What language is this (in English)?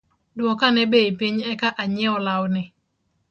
Luo (Kenya and Tanzania)